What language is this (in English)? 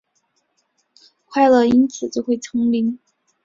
Chinese